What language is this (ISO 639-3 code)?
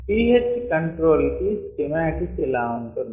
tel